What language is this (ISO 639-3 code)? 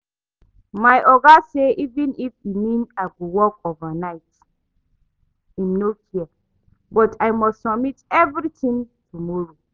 pcm